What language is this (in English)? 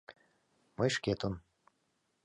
Mari